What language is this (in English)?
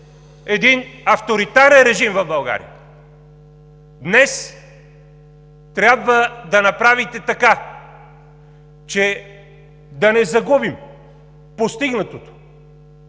Bulgarian